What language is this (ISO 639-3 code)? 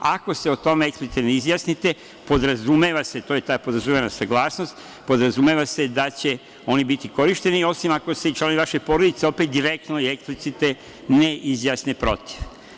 srp